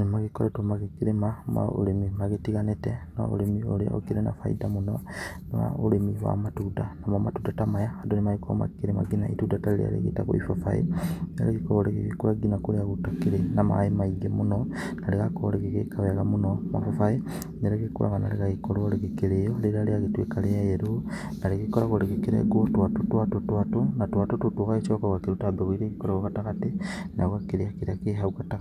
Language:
Kikuyu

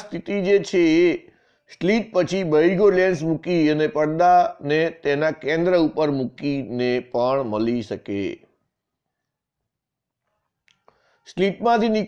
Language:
Hindi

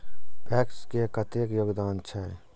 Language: Maithili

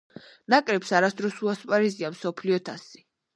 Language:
Georgian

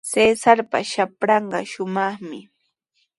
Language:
Sihuas Ancash Quechua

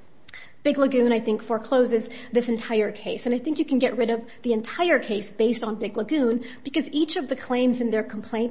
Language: English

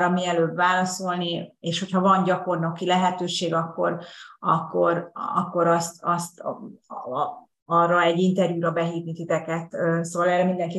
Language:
Hungarian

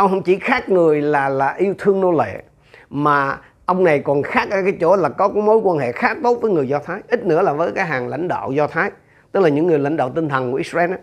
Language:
Vietnamese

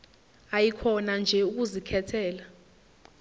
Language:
Zulu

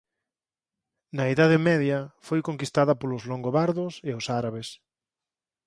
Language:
Galician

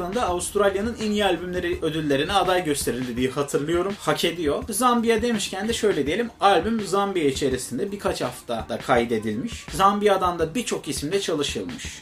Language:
Turkish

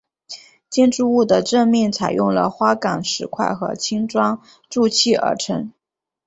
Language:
Chinese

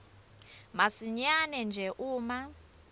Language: Swati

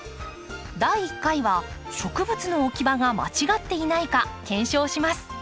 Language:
Japanese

